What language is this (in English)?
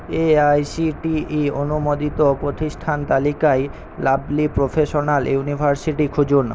Bangla